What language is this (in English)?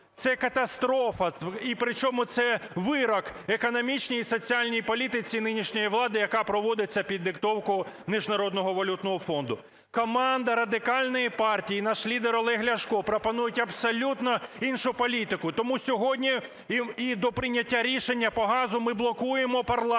Ukrainian